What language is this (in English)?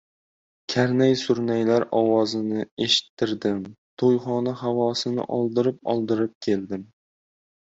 Uzbek